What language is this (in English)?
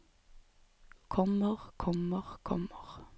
Norwegian